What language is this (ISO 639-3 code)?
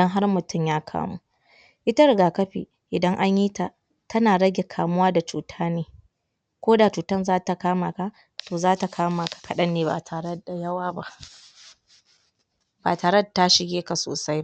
hau